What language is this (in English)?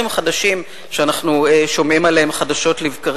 Hebrew